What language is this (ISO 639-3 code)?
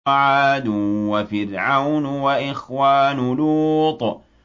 ara